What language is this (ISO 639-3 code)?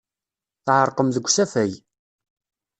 kab